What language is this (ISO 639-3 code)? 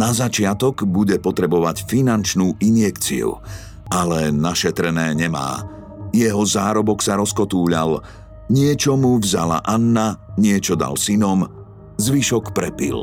slk